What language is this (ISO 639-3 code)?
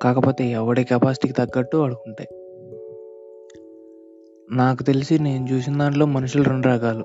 tel